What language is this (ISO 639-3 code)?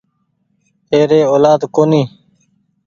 gig